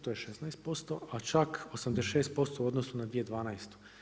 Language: Croatian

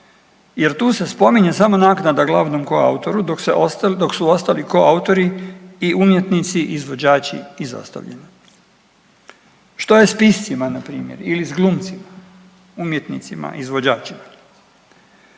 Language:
Croatian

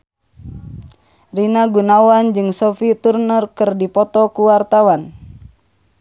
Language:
Sundanese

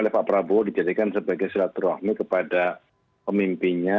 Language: Indonesian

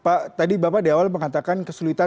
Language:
Indonesian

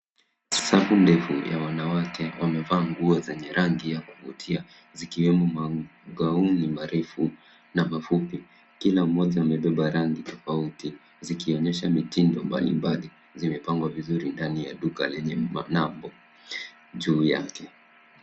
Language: Swahili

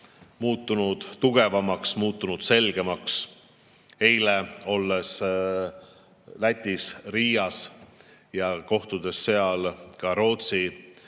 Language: Estonian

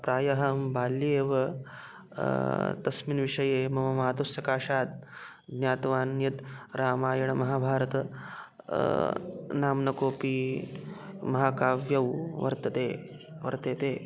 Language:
Sanskrit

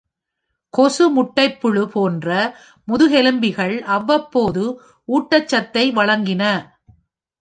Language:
Tamil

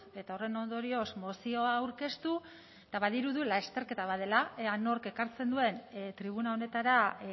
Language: Basque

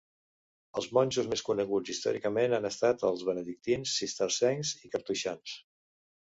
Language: Catalan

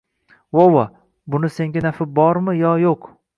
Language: Uzbek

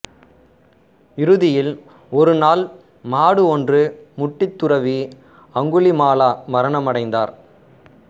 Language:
Tamil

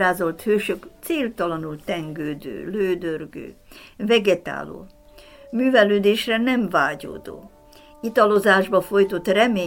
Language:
Hungarian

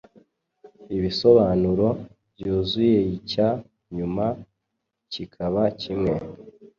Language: Kinyarwanda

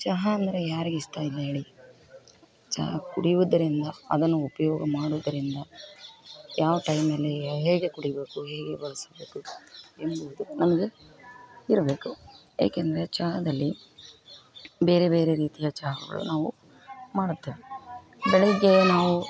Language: Kannada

